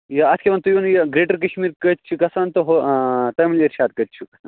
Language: Kashmiri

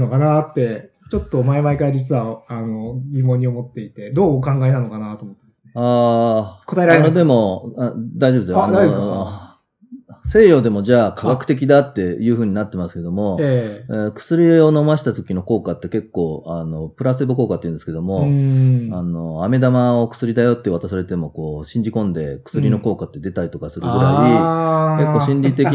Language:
Japanese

